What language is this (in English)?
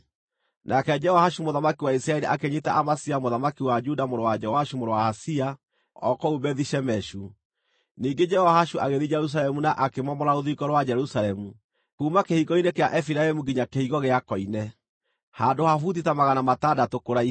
Kikuyu